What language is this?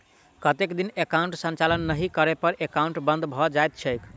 Maithili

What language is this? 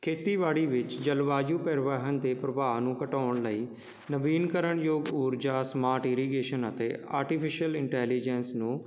Punjabi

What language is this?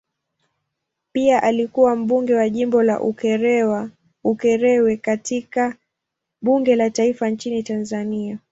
Swahili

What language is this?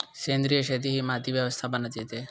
Marathi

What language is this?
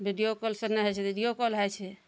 Maithili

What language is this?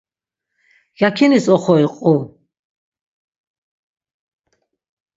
Laz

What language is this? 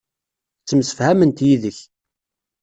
Kabyle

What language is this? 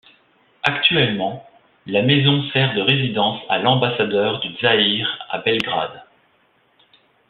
French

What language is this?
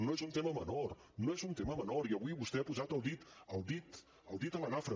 Catalan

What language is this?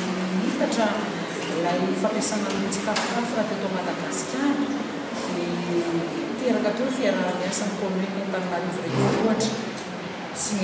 Indonesian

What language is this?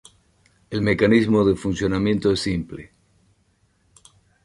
Spanish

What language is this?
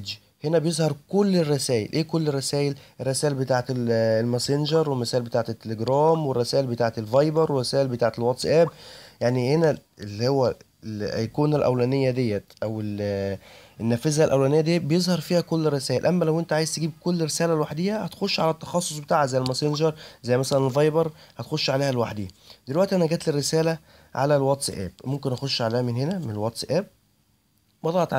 Arabic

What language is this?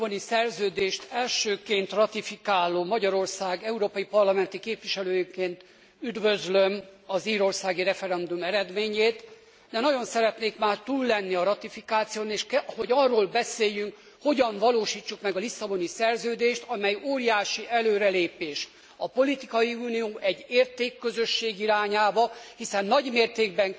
Hungarian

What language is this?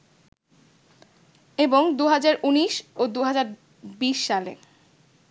Bangla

